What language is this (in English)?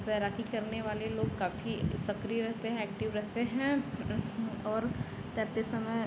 Hindi